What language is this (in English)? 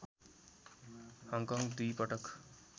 Nepali